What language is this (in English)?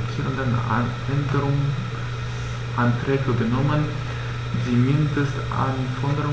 German